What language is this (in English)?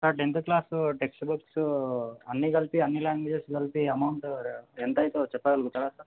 Telugu